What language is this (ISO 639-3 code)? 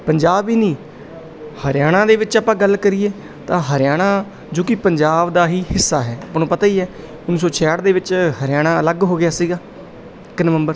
pan